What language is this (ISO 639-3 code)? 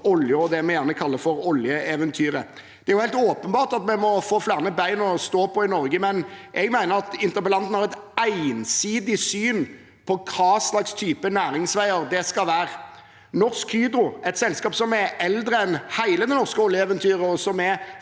nor